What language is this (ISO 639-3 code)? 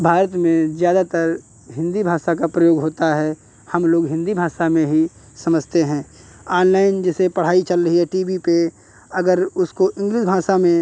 hin